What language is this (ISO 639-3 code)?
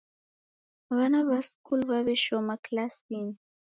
dav